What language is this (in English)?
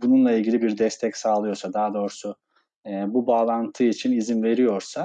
Turkish